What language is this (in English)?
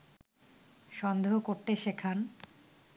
Bangla